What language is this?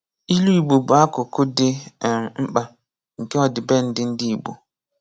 Igbo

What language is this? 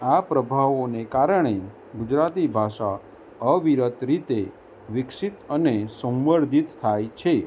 Gujarati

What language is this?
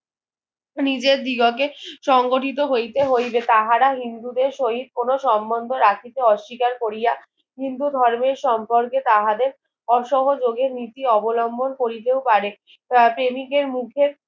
Bangla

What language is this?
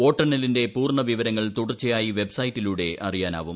Malayalam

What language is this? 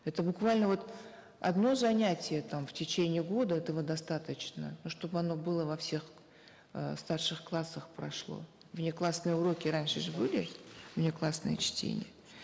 Kazakh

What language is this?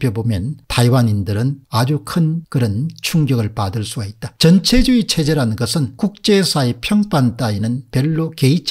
Korean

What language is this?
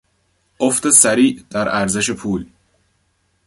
Persian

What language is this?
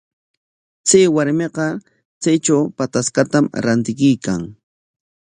Corongo Ancash Quechua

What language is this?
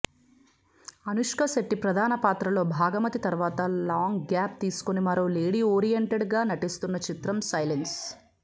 Telugu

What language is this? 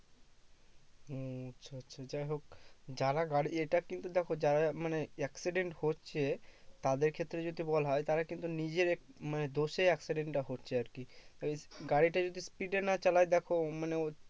Bangla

